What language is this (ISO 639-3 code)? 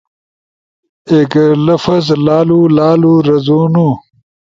ush